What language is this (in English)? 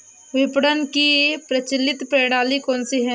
Hindi